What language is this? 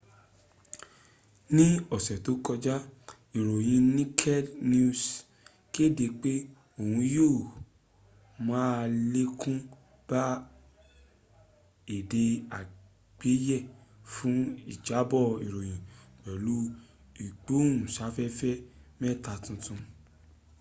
Yoruba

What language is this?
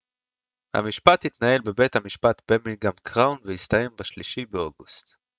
Hebrew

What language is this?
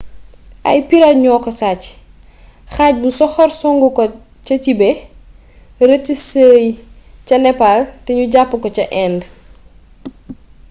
Wolof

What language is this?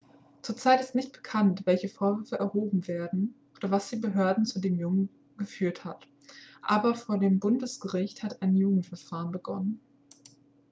German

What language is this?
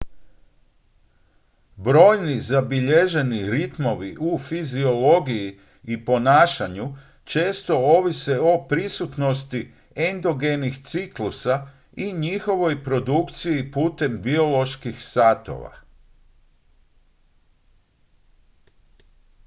Croatian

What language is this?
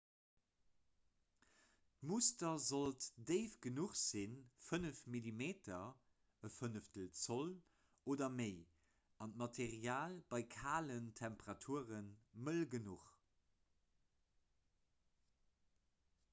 Luxembourgish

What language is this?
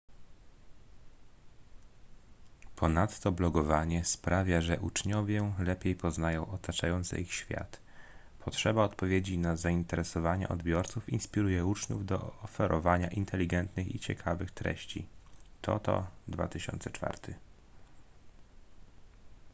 Polish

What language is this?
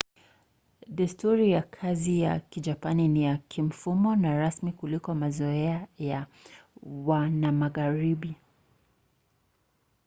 Swahili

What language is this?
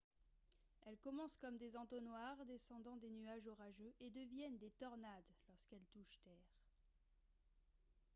French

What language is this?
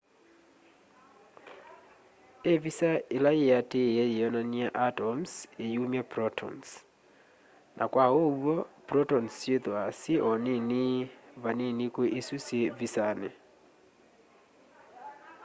Kamba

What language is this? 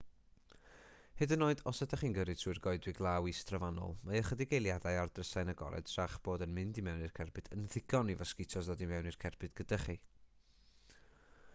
Welsh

